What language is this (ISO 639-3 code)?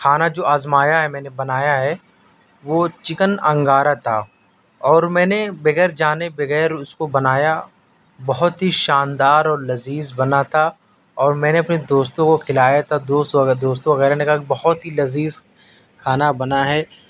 urd